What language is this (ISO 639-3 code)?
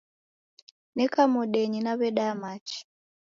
dav